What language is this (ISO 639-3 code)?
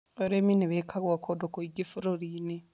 kik